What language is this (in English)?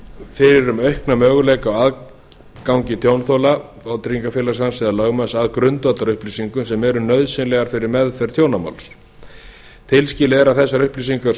Icelandic